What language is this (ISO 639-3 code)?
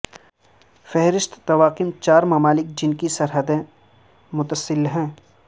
urd